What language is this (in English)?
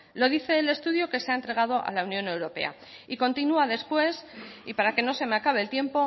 Spanish